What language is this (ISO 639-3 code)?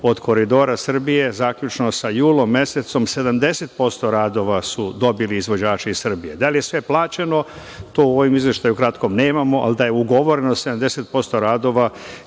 srp